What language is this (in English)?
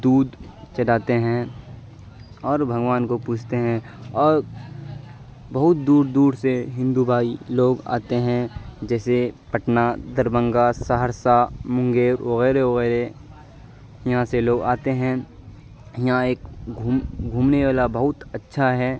Urdu